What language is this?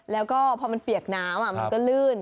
Thai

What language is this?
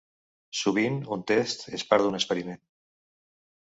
Catalan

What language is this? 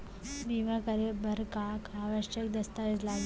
Chhattisgarhi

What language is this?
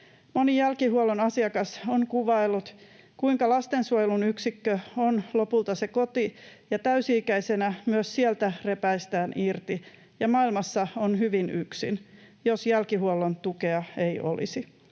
Finnish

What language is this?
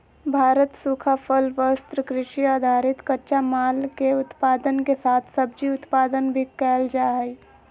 Magahi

